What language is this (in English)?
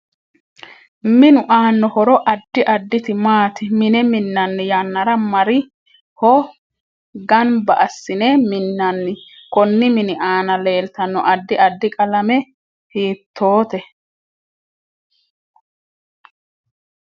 Sidamo